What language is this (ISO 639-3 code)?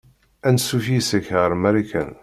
kab